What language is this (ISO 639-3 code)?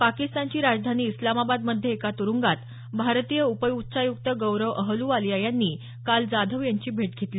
mar